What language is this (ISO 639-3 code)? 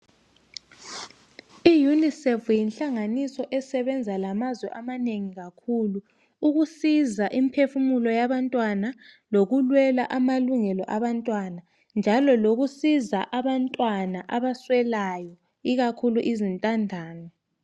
nde